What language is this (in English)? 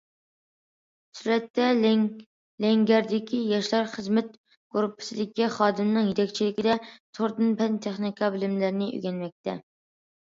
Uyghur